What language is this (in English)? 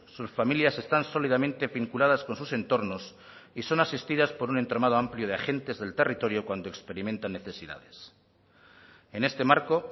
Spanish